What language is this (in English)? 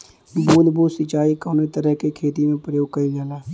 Bhojpuri